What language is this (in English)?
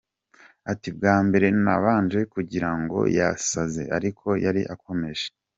Kinyarwanda